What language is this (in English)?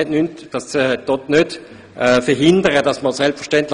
Swiss German